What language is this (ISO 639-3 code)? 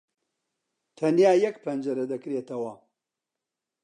ckb